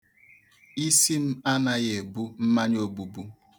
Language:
Igbo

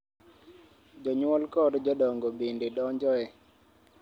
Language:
Luo (Kenya and Tanzania)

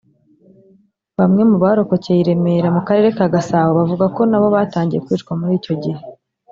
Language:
Kinyarwanda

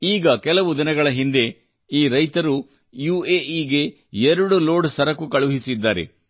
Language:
Kannada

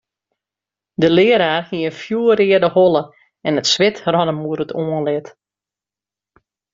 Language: Western Frisian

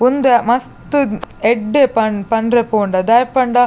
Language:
Tulu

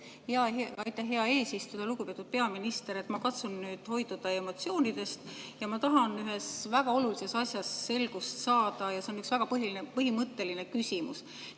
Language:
Estonian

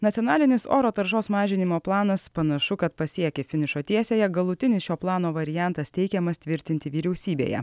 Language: Lithuanian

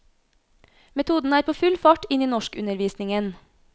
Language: Norwegian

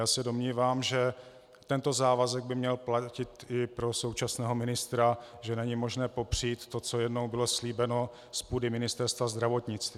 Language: Czech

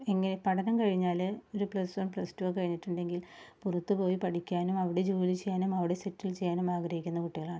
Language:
Malayalam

